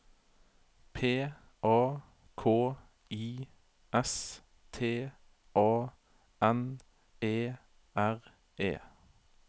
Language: Norwegian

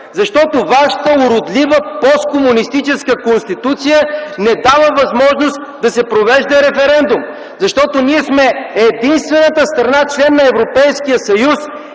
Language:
Bulgarian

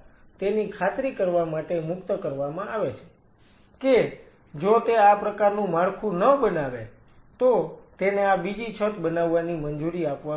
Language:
Gujarati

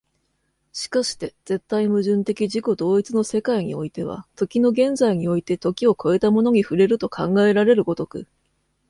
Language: Japanese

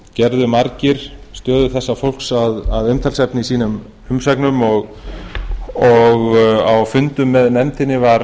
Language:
Icelandic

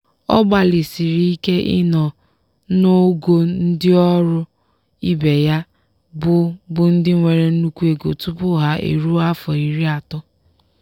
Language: Igbo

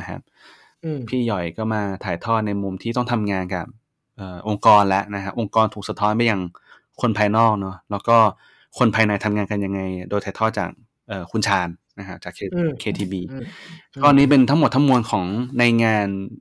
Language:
Thai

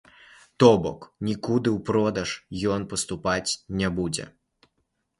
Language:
Belarusian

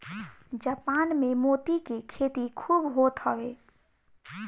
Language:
Bhojpuri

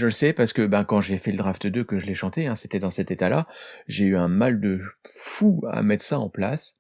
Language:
French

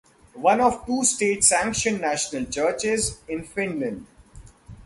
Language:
English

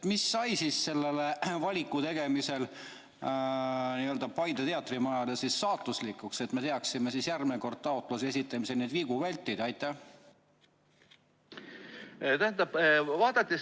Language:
Estonian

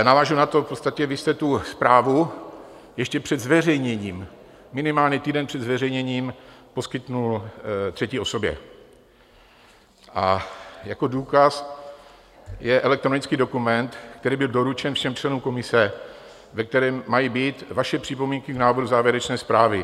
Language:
Czech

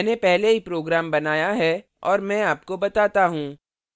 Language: Hindi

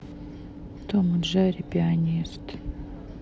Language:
Russian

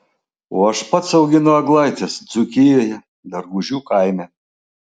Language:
Lithuanian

